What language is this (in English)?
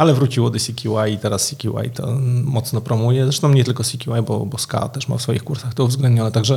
Polish